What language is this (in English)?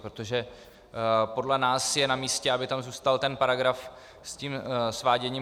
Czech